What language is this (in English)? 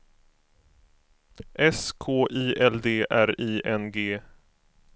Swedish